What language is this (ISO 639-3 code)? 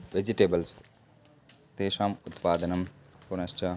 san